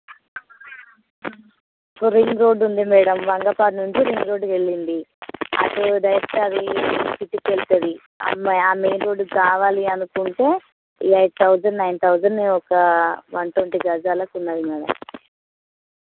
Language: Telugu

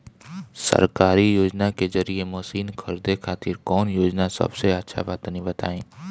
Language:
Bhojpuri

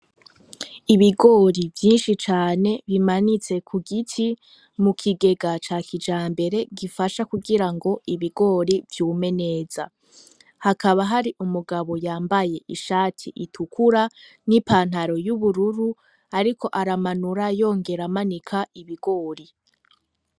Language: Rundi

